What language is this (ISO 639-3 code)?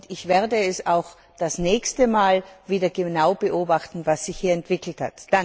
deu